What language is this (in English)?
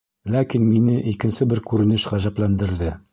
Bashkir